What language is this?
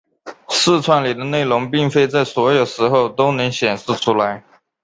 Chinese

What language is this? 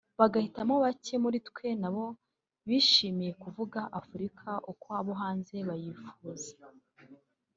Kinyarwanda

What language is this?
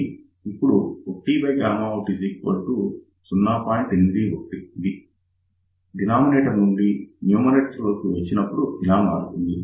Telugu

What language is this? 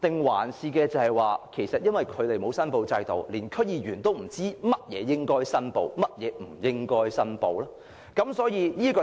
Cantonese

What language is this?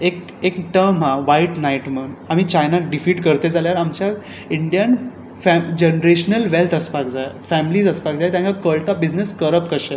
Konkani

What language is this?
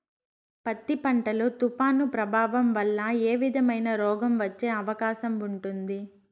Telugu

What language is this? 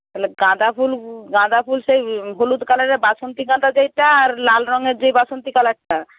Bangla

